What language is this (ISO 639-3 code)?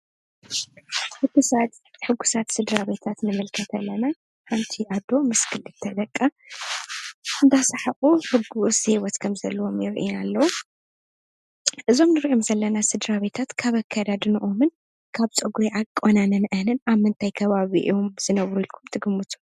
tir